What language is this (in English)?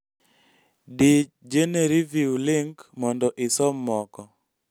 Luo (Kenya and Tanzania)